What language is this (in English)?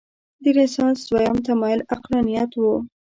Pashto